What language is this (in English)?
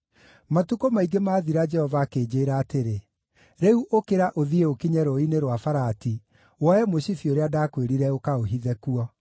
Kikuyu